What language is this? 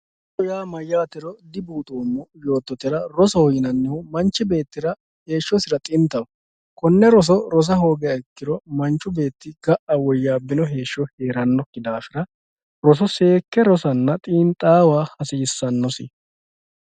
Sidamo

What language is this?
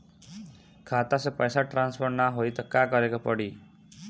Bhojpuri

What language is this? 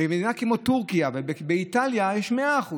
Hebrew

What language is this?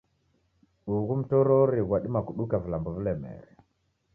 Taita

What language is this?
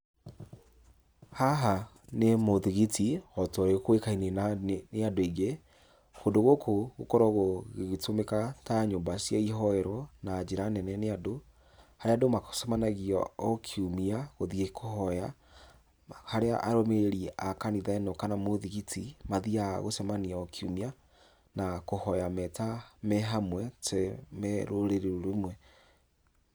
Kikuyu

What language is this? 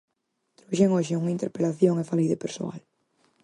Galician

